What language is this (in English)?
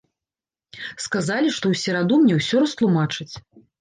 Belarusian